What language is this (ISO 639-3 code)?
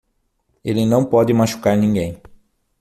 por